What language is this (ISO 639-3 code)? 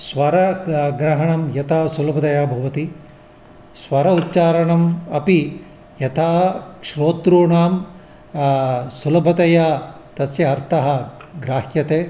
san